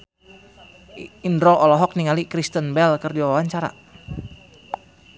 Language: Sundanese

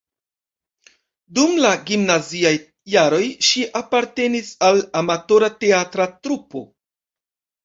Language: Esperanto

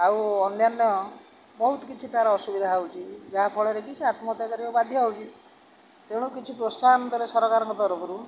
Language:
Odia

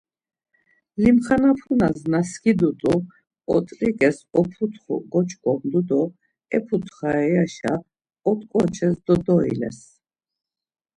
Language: Laz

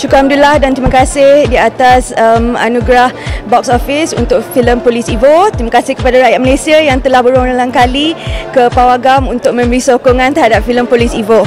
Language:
Malay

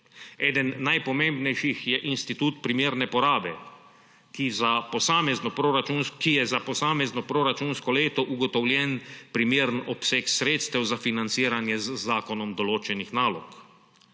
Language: Slovenian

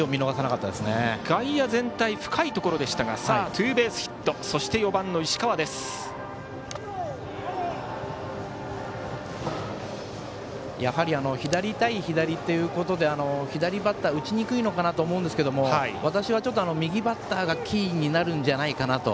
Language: Japanese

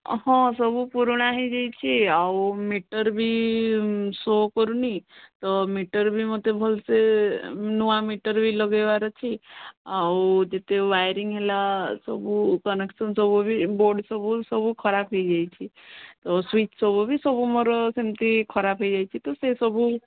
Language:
Odia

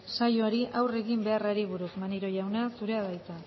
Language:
Basque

